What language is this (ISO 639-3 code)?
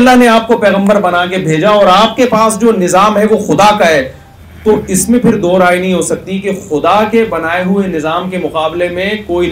urd